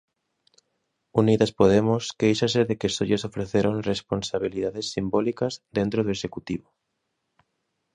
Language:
Galician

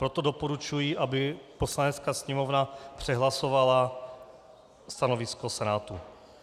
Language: Czech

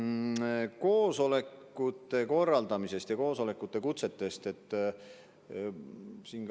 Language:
Estonian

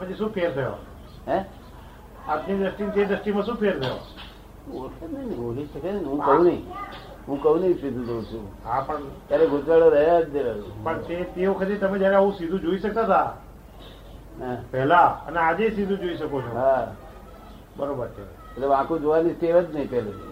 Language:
Gujarati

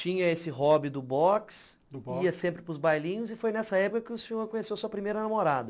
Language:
Portuguese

